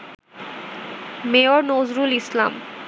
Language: Bangla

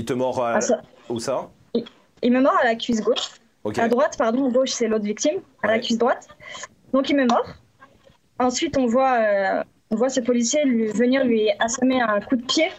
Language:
French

